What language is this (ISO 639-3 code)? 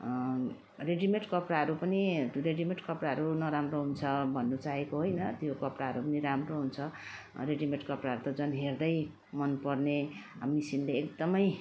nep